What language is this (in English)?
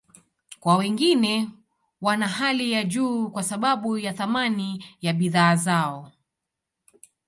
Swahili